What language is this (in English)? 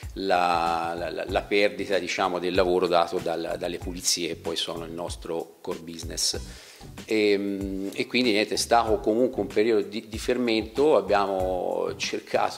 Italian